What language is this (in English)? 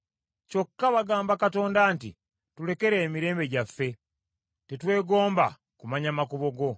Ganda